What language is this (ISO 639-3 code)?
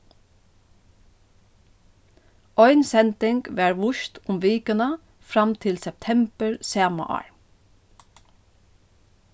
fao